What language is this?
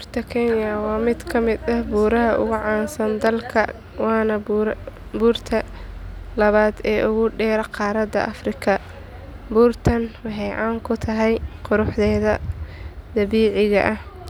Somali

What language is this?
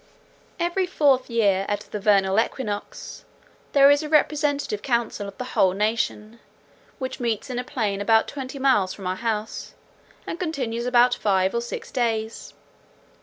English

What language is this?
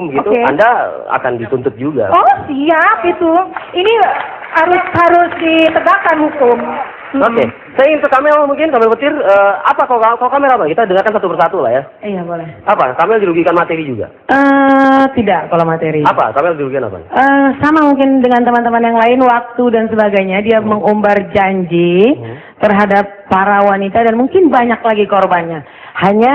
Indonesian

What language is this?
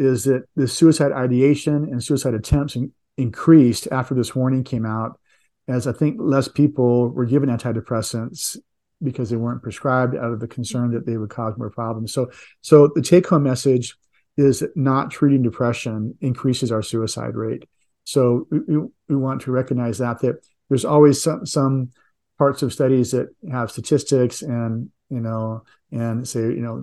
English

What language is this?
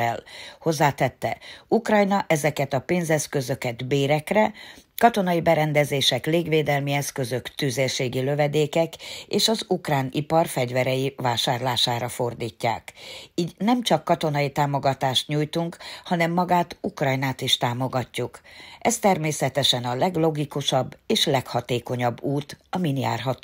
Hungarian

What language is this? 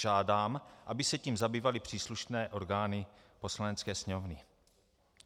Czech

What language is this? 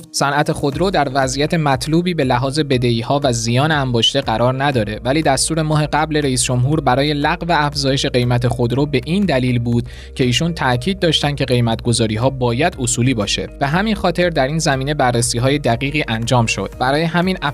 Persian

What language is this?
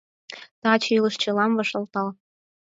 Mari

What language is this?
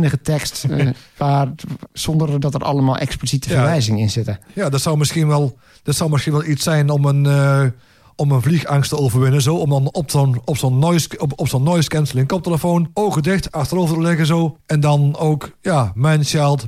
Dutch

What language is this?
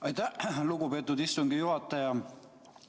Estonian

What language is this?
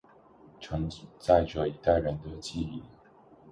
Chinese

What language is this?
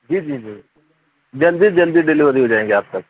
Urdu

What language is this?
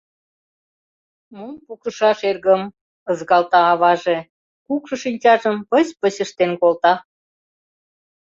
Mari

